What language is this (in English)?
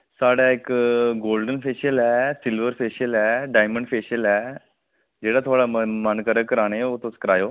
Dogri